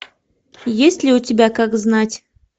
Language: Russian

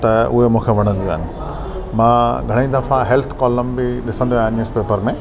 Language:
Sindhi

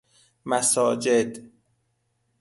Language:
Persian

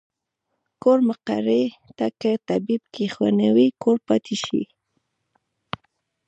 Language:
Pashto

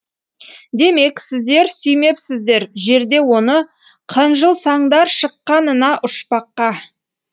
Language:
Kazakh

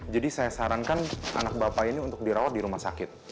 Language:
Indonesian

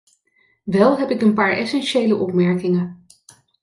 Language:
Dutch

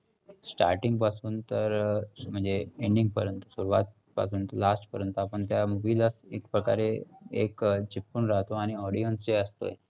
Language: Marathi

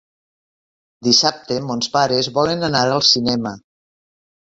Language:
Catalan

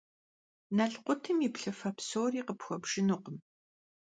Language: Kabardian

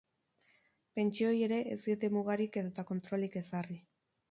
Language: Basque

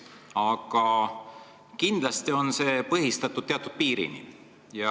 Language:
Estonian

